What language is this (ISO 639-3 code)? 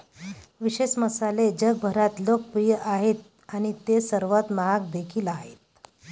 mar